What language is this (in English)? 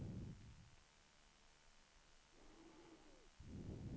Swedish